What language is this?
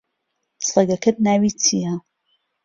Central Kurdish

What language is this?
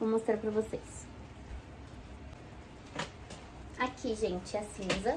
Portuguese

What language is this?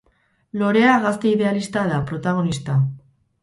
Basque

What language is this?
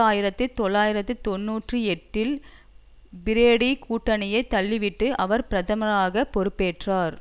Tamil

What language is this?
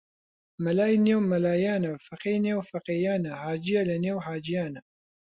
Central Kurdish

